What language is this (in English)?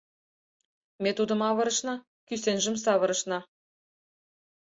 Mari